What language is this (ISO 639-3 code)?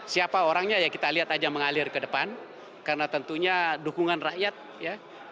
ind